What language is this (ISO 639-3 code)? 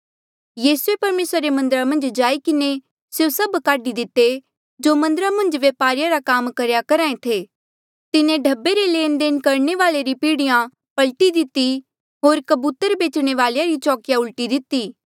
mjl